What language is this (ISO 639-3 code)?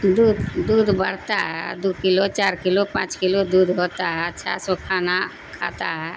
urd